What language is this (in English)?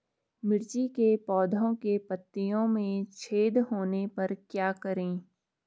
Hindi